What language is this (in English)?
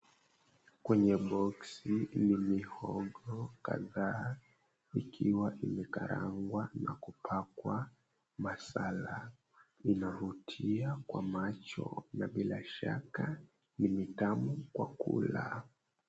Swahili